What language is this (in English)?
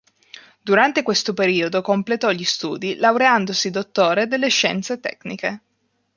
Italian